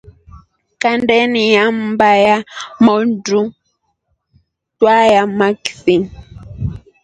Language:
Rombo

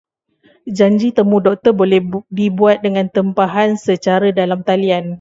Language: Malay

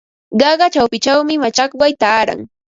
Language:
Ambo-Pasco Quechua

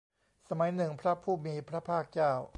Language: Thai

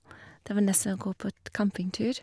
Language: Norwegian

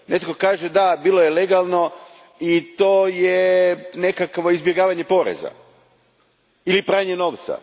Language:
Croatian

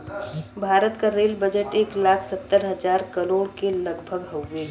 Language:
Bhojpuri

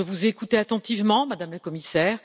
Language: French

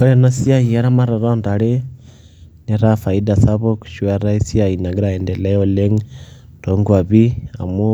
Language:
Masai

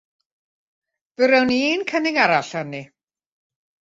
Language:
Welsh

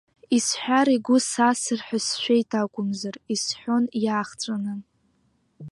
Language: Abkhazian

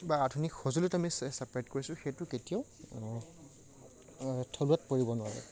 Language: Assamese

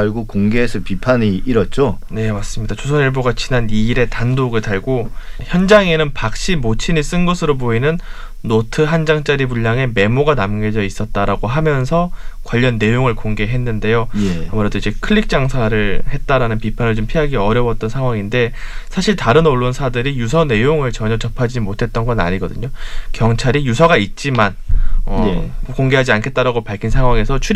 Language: Korean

